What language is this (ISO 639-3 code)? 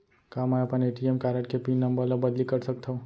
hne